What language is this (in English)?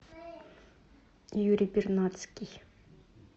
Russian